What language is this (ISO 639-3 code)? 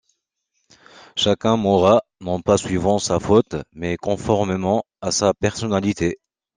fra